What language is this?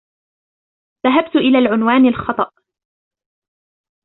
Arabic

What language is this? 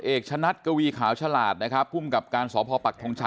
Thai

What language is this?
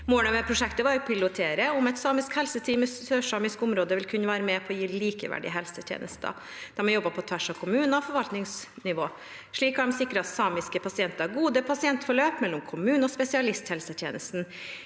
Norwegian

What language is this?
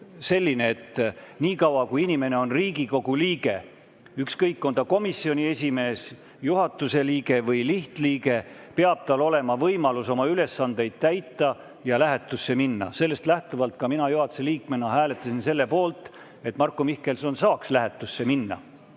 Estonian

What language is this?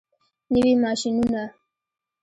Pashto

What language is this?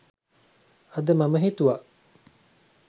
Sinhala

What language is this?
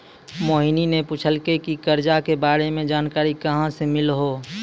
Maithili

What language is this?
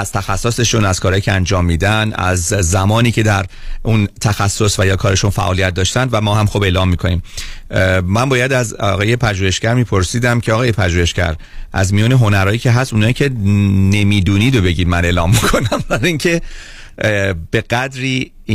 Persian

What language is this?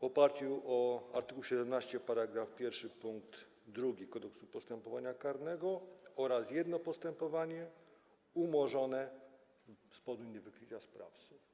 Polish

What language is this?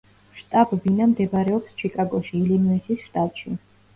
Georgian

